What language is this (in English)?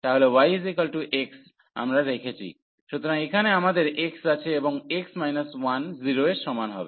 Bangla